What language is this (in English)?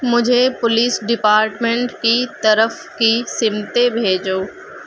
Urdu